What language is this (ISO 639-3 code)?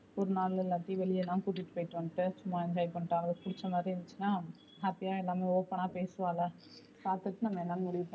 tam